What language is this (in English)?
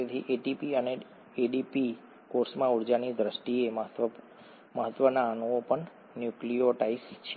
Gujarati